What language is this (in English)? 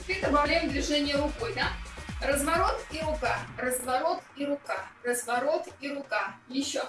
Russian